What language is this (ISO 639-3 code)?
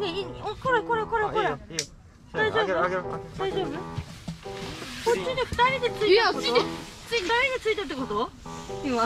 jpn